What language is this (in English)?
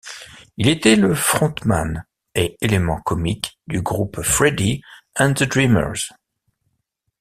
French